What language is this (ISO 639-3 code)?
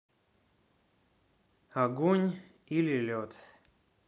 rus